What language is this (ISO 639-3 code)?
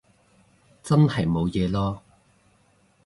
yue